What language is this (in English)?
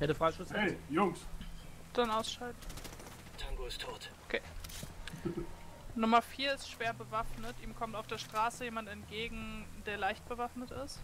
German